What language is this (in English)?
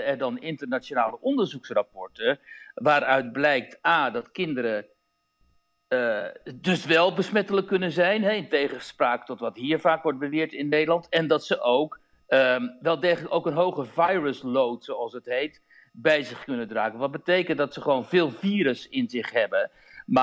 Dutch